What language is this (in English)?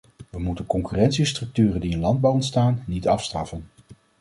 Dutch